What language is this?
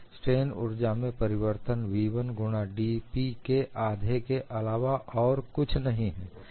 Hindi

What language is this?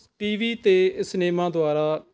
Punjabi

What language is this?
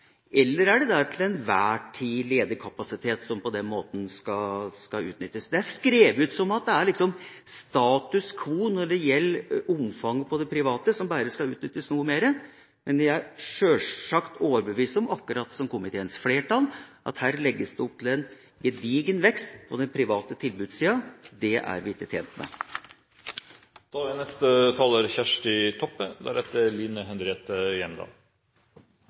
Norwegian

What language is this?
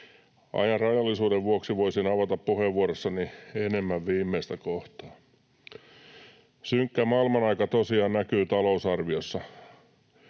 Finnish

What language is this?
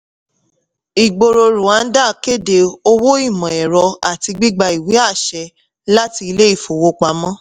Yoruba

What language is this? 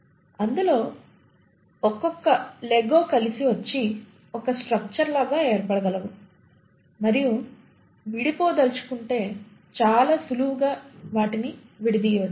Telugu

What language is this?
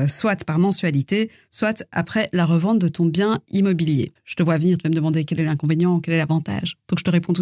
French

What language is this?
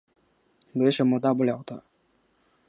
Chinese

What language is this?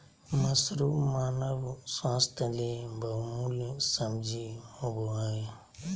Magahi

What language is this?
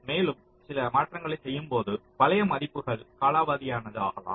Tamil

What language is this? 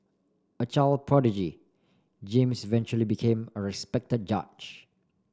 English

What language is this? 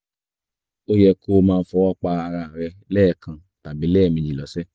Yoruba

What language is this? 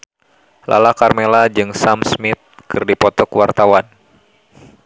Sundanese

